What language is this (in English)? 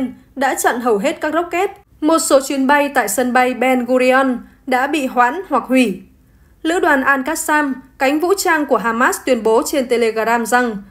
Vietnamese